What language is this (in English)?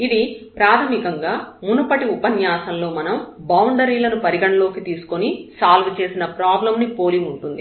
Telugu